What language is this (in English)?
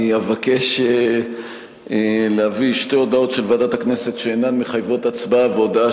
Hebrew